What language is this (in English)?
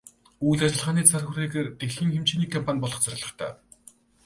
Mongolian